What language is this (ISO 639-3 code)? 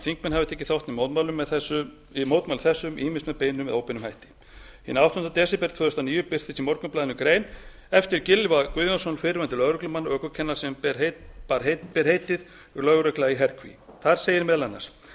isl